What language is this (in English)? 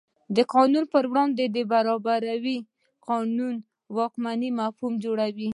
Pashto